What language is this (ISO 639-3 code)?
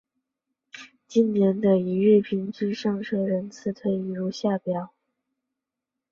zho